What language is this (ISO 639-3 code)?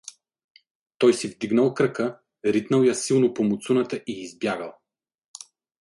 bul